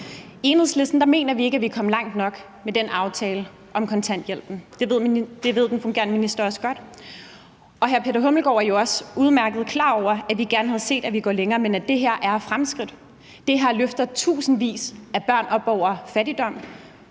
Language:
Danish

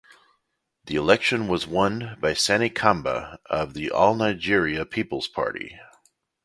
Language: English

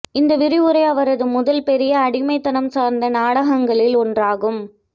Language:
Tamil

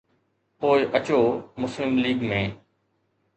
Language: Sindhi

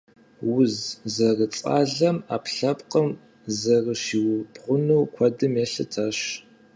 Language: Kabardian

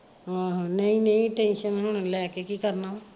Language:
Punjabi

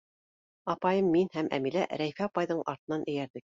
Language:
Bashkir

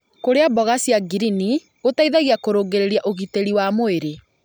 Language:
Kikuyu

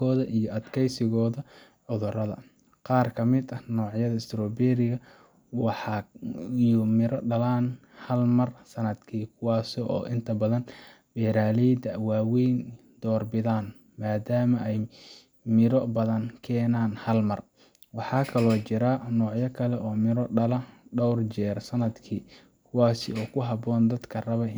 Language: Somali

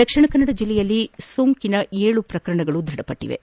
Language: Kannada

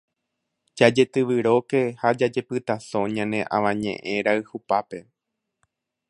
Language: Guarani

